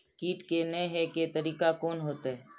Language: Maithili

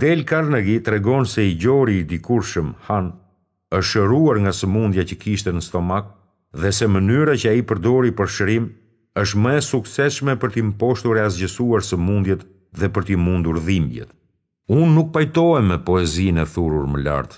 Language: Romanian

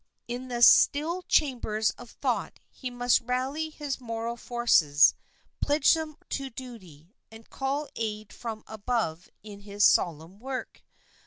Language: English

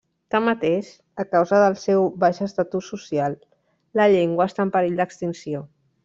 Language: Catalan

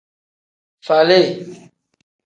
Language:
Tem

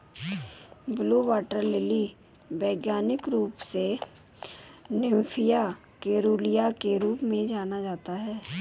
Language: Hindi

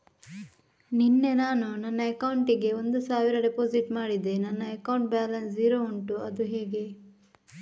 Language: Kannada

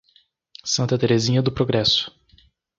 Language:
Portuguese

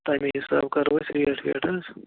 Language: Kashmiri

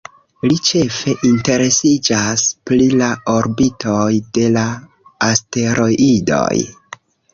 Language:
Esperanto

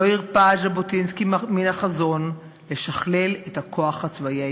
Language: Hebrew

